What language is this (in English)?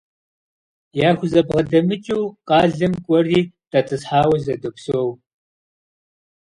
Kabardian